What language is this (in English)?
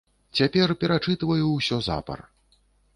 Belarusian